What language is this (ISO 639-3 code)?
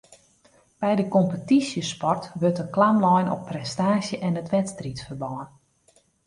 fry